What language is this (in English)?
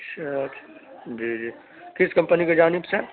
Urdu